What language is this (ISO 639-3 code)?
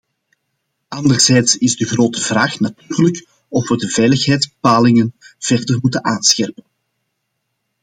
nld